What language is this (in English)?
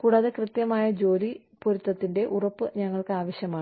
Malayalam